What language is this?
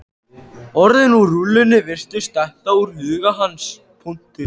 Icelandic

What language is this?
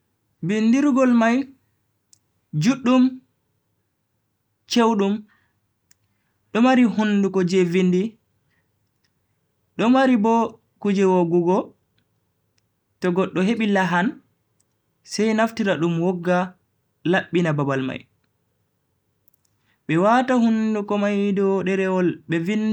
Bagirmi Fulfulde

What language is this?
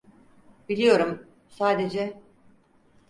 Turkish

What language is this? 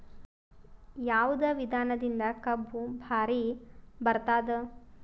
Kannada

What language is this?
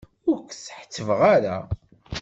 Kabyle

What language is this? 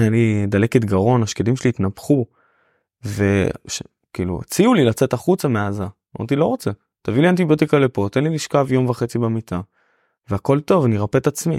Hebrew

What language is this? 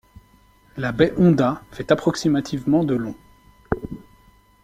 French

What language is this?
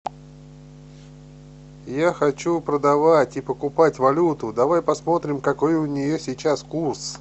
Russian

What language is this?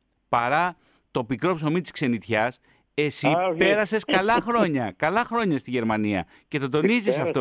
Greek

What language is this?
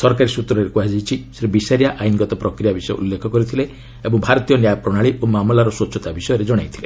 Odia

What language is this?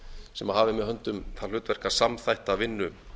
Icelandic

